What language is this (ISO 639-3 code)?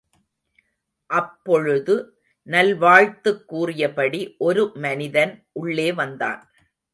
tam